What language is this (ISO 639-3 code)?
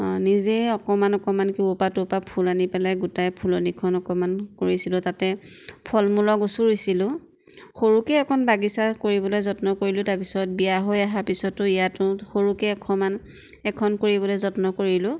asm